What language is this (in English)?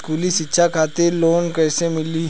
Bhojpuri